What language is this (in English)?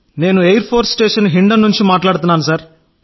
Telugu